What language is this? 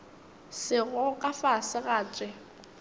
Northern Sotho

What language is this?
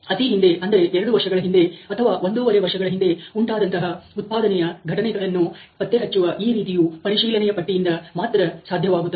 Kannada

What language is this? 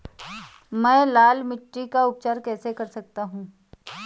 Hindi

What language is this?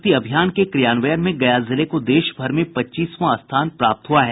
Hindi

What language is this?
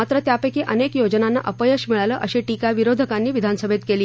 Marathi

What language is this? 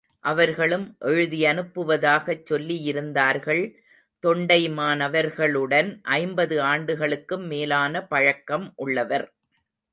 Tamil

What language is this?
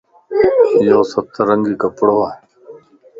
Lasi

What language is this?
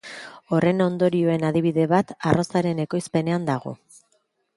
Basque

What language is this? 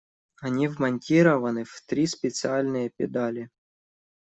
Russian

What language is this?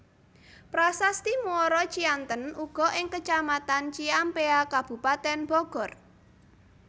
Javanese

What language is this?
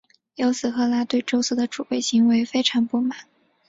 Chinese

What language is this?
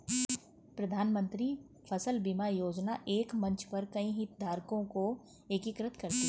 Hindi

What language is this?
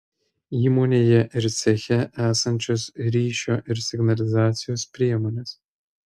Lithuanian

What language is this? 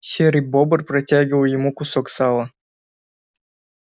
Russian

